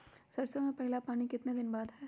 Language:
Magahi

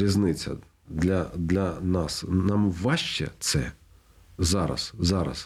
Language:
Ukrainian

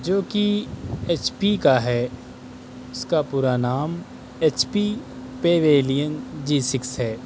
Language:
Urdu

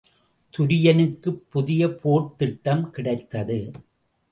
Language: Tamil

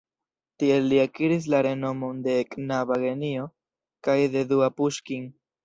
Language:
Esperanto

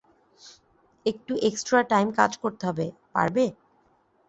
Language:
Bangla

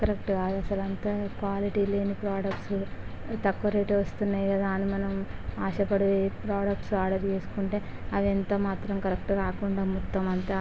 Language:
Telugu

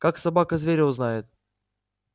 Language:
Russian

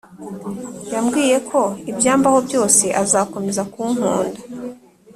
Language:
Kinyarwanda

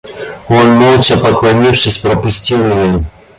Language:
Russian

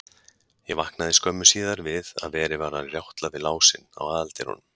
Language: Icelandic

